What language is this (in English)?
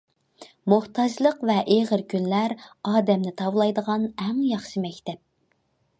Uyghur